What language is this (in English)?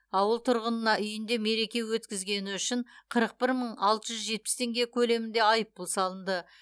Kazakh